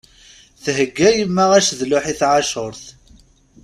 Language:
Kabyle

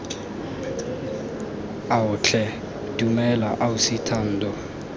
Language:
Tswana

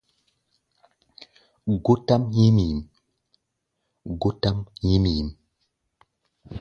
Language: Gbaya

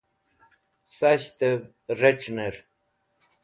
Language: Wakhi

